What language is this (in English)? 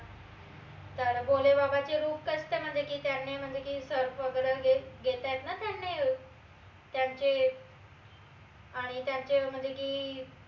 Marathi